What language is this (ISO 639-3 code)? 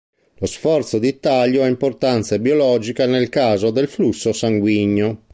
ita